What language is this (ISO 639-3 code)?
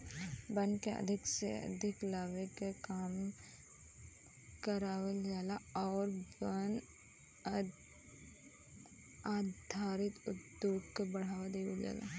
bho